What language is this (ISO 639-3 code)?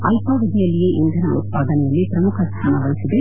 kan